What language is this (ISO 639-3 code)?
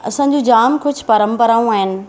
snd